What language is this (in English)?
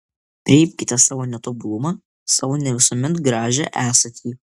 Lithuanian